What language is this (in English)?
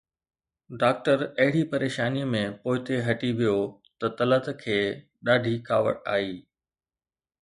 Sindhi